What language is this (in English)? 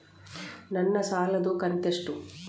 Kannada